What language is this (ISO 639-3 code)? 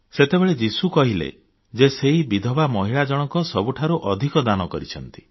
ori